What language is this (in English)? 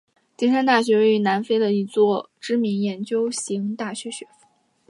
Chinese